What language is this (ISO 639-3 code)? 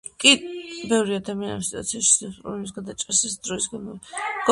kat